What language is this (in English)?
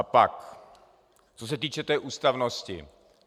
Czech